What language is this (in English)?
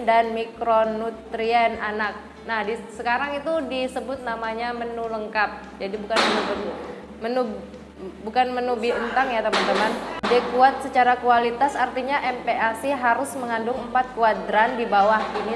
Indonesian